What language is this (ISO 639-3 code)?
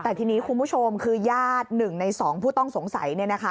tha